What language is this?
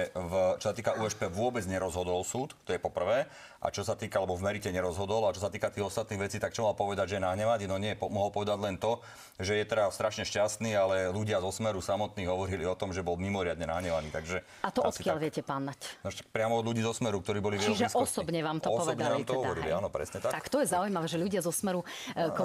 Czech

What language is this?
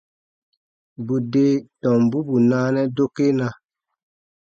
Baatonum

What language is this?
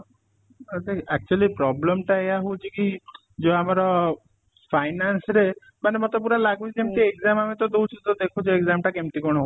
Odia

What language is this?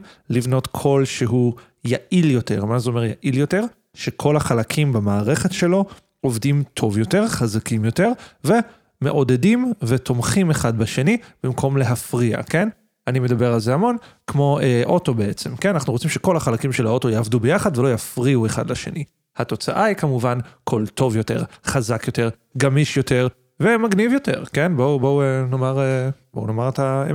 Hebrew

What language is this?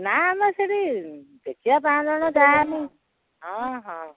Odia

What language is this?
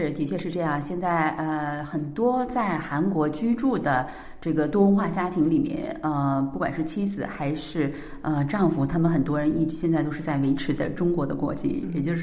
Chinese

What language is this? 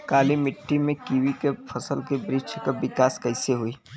Bhojpuri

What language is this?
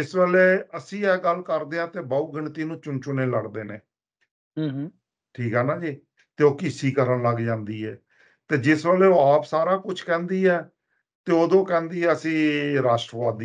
Punjabi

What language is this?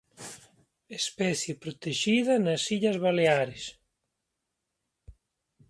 Galician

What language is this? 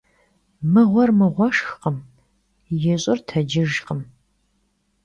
Kabardian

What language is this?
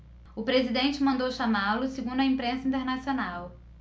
Portuguese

